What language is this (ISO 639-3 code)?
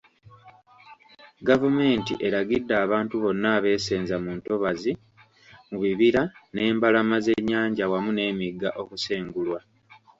lug